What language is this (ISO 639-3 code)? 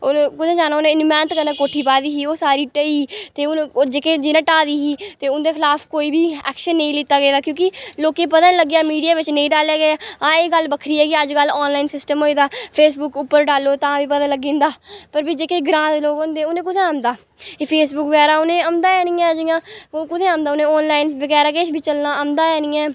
doi